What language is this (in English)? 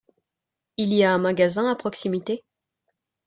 French